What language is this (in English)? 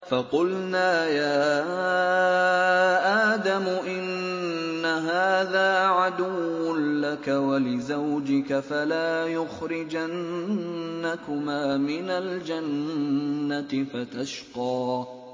Arabic